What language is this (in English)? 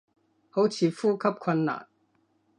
Cantonese